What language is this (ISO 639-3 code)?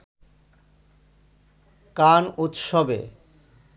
ben